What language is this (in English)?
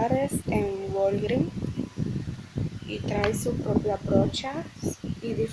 Spanish